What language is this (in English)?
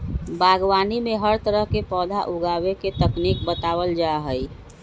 Magahi